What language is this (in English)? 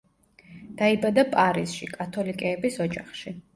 Georgian